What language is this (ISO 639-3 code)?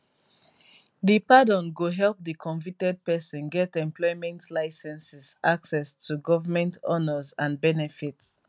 pcm